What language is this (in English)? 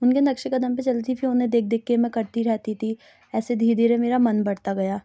Urdu